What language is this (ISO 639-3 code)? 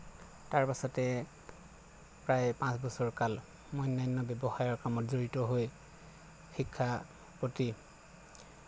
asm